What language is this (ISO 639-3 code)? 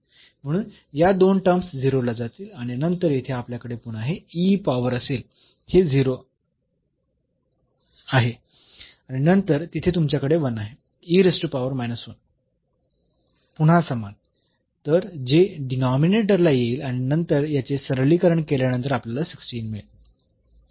mar